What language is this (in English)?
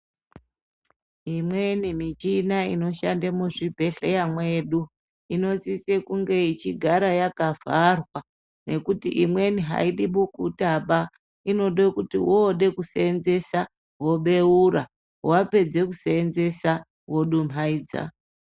Ndau